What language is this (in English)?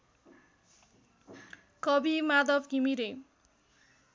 Nepali